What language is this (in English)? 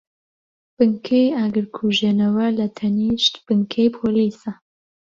Central Kurdish